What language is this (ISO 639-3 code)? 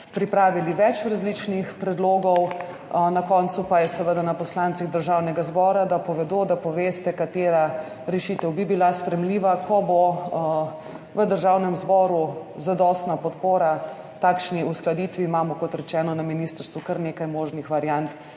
slv